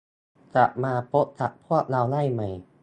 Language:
Thai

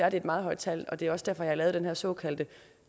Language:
Danish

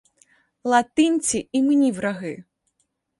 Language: Ukrainian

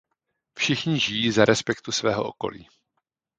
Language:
Czech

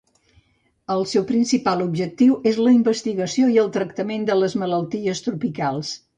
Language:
Catalan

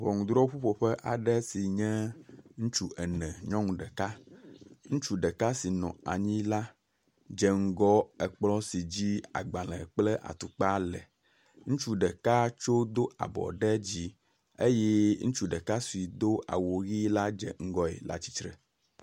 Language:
Ewe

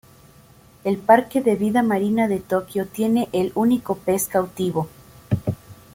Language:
Spanish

